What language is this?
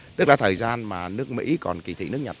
Vietnamese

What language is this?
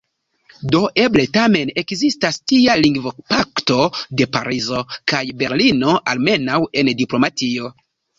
Esperanto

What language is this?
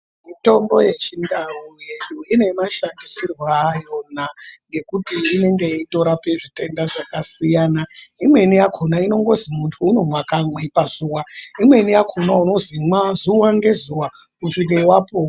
Ndau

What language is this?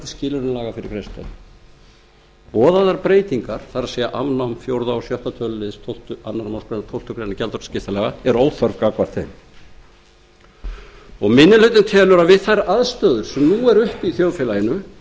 Icelandic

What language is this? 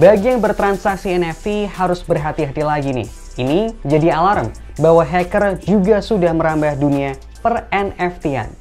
Indonesian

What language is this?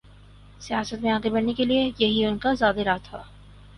Urdu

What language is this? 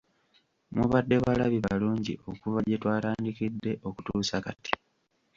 Ganda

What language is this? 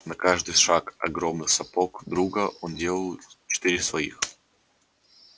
Russian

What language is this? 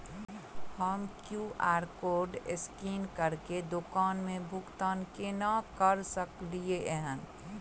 Maithili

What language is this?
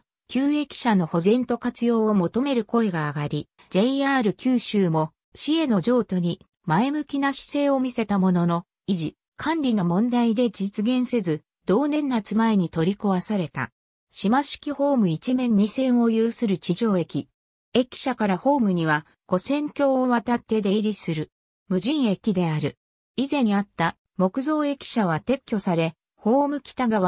Japanese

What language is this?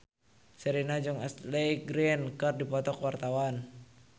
Sundanese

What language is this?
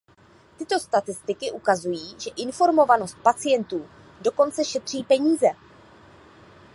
Czech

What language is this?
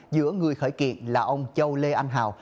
Vietnamese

